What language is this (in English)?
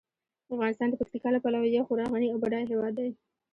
Pashto